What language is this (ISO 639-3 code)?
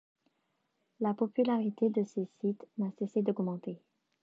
fra